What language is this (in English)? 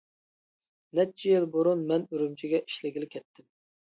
Uyghur